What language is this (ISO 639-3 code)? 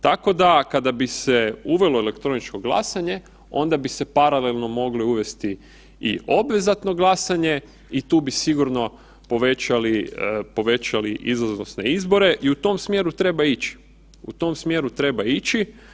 hrv